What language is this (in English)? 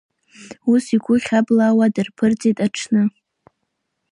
Abkhazian